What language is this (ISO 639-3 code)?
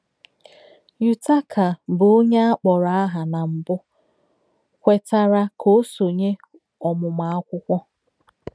ibo